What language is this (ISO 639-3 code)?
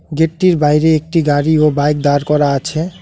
ben